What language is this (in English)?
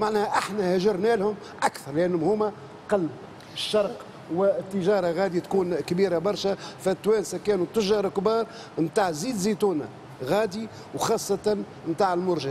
Arabic